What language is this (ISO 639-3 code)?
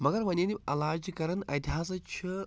kas